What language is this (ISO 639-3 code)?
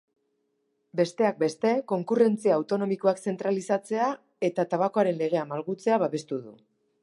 eus